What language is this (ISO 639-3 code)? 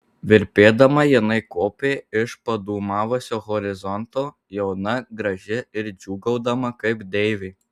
lit